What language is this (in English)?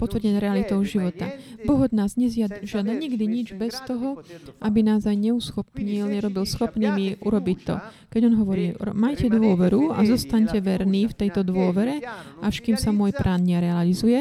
Slovak